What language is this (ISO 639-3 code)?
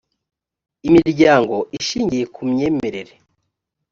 kin